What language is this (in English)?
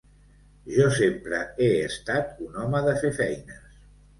Catalan